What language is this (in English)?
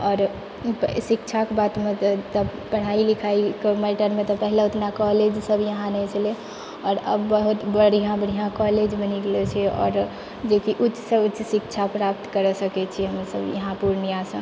Maithili